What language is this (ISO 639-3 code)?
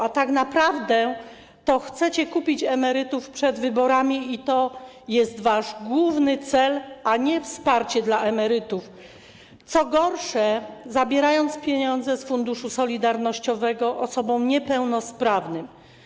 pol